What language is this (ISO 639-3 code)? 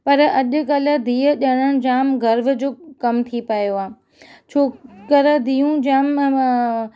snd